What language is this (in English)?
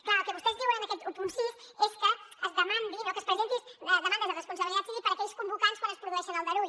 Catalan